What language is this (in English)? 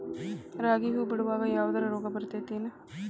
Kannada